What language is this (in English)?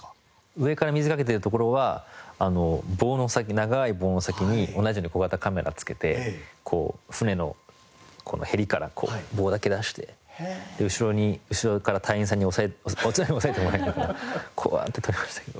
Japanese